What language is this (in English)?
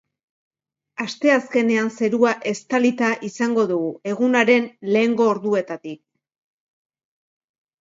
Basque